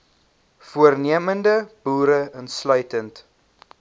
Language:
Afrikaans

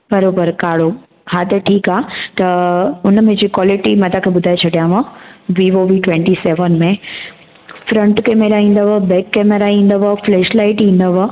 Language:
Sindhi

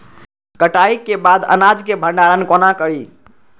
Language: Maithili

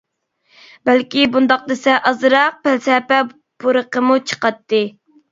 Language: Uyghur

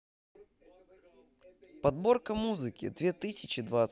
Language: Russian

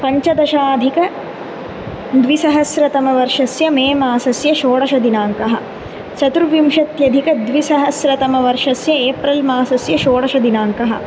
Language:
Sanskrit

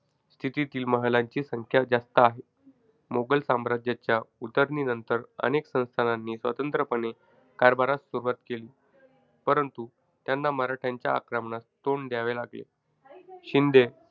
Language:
Marathi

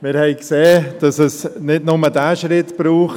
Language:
Swiss German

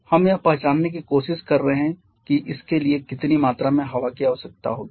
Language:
Hindi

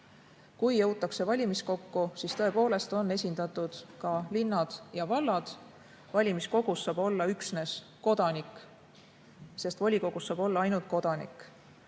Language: Estonian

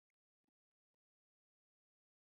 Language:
Chinese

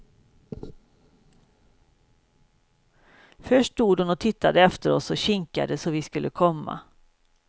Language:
Swedish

